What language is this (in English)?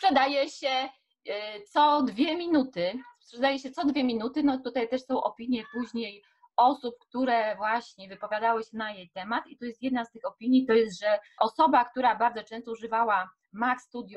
Polish